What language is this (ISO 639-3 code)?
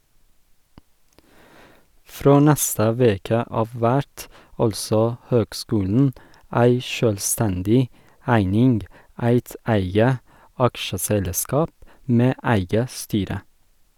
nor